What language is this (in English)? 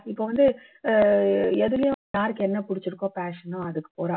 Tamil